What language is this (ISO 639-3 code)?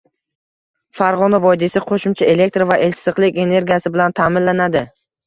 uzb